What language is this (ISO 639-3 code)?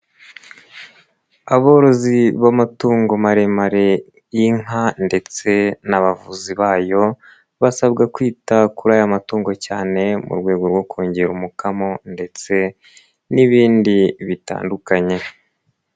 kin